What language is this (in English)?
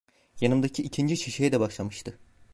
Turkish